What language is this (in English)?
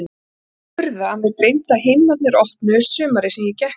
Icelandic